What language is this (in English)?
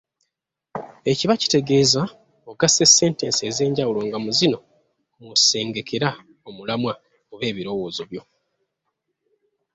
Ganda